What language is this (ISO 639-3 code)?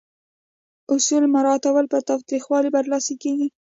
pus